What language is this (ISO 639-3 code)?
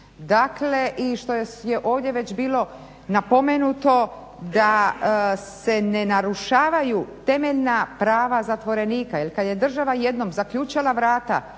hrv